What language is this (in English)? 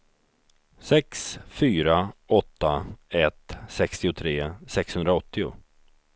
Swedish